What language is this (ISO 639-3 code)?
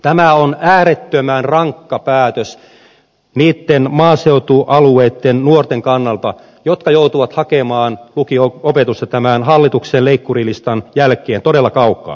fin